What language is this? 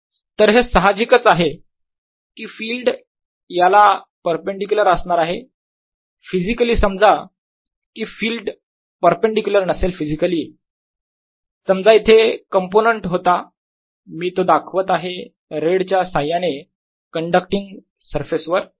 Marathi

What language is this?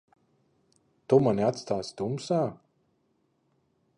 Latvian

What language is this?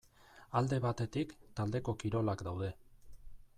Basque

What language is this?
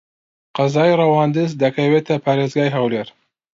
Central Kurdish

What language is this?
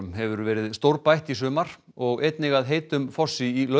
Icelandic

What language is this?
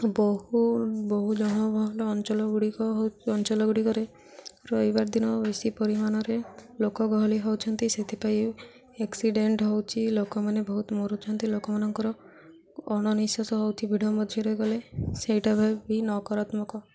Odia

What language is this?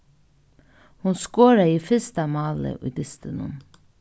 Faroese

